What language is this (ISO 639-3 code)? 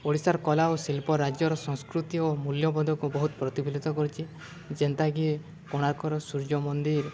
ori